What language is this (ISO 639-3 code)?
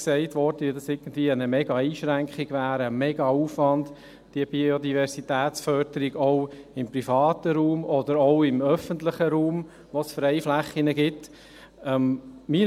gsw